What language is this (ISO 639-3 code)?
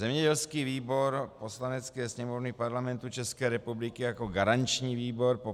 ces